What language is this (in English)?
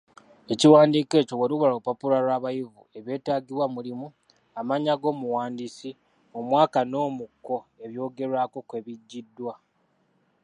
Ganda